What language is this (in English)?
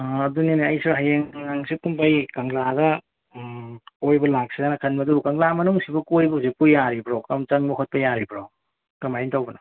Manipuri